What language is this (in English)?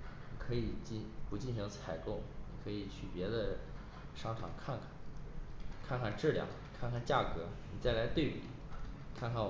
Chinese